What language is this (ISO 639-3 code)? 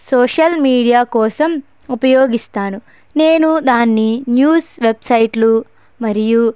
tel